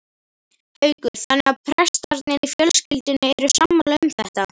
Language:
Icelandic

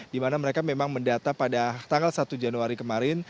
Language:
Indonesian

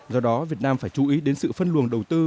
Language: Vietnamese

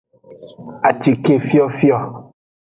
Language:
Aja (Benin)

